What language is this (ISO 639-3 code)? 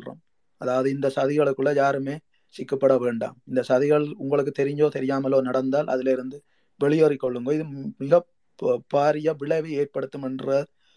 tam